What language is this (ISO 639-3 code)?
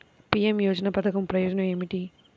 tel